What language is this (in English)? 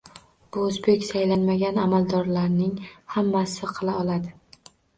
Uzbek